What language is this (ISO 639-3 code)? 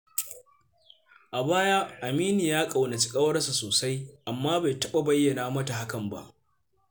hau